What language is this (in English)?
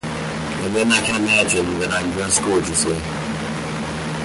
English